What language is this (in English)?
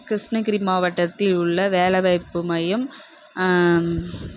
Tamil